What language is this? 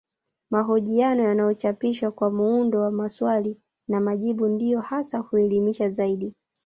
Swahili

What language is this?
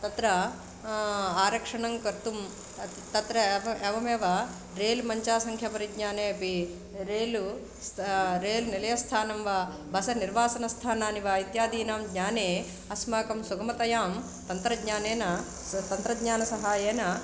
Sanskrit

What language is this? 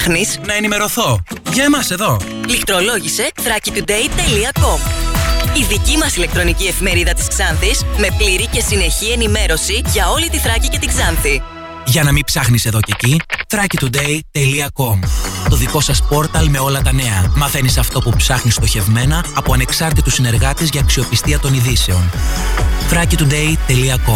Greek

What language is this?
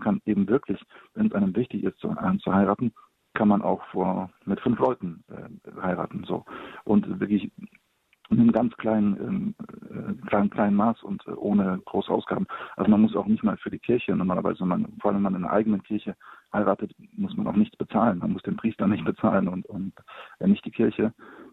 German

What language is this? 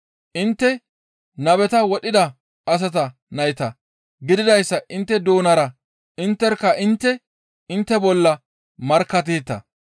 Gamo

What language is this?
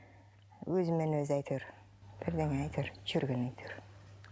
Kazakh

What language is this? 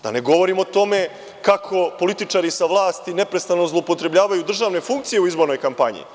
Serbian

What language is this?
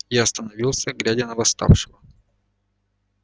Russian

